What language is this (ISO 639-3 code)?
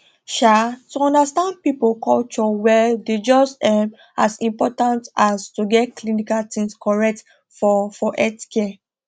pcm